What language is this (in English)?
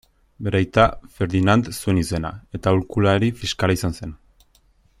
Basque